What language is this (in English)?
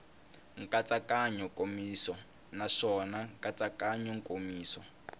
Tsonga